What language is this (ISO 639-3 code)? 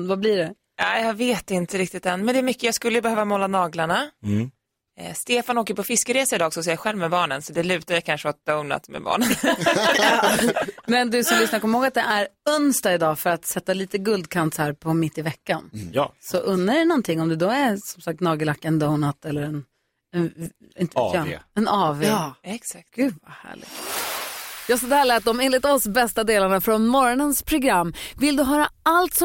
swe